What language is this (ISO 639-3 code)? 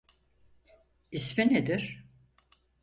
tur